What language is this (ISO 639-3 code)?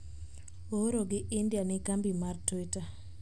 luo